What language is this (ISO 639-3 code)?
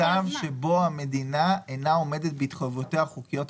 heb